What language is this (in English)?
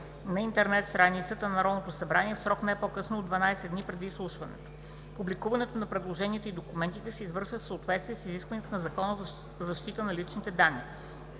Bulgarian